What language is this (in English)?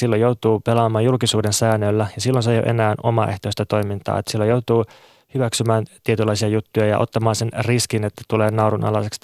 Finnish